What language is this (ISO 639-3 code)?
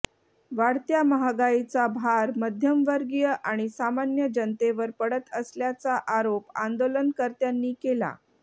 mar